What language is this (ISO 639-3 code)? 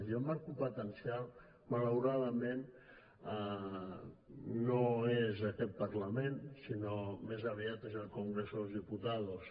cat